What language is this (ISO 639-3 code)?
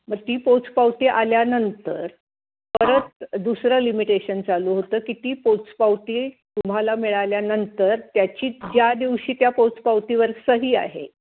mar